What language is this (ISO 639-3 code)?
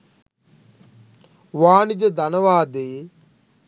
sin